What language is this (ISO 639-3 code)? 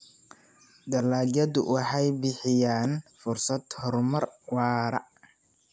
som